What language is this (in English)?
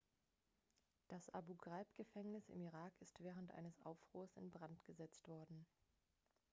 German